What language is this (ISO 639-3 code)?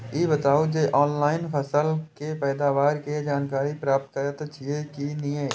mai